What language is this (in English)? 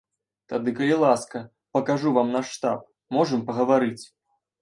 Belarusian